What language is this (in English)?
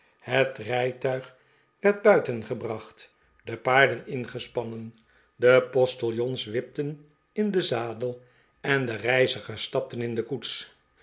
Dutch